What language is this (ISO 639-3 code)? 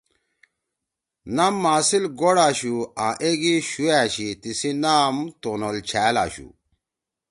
trw